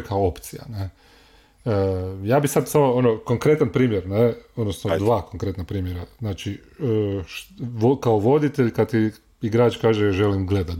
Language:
Croatian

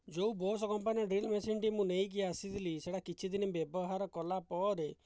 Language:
Odia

